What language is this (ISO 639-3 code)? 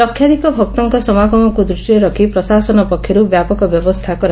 ori